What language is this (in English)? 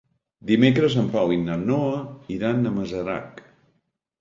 Catalan